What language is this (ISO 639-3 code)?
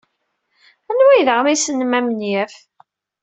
kab